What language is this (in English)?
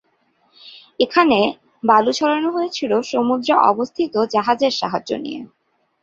Bangla